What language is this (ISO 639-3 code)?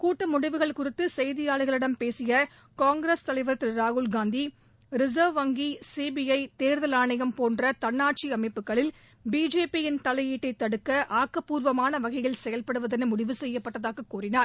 tam